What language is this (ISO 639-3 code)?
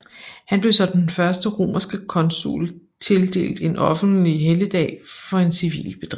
dan